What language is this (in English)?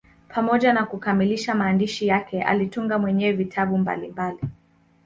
Swahili